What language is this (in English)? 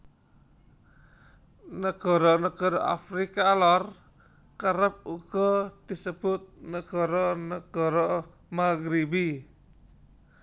Javanese